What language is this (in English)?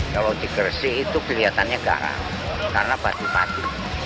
Indonesian